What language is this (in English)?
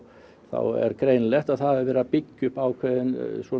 Icelandic